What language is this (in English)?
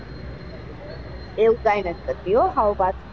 Gujarati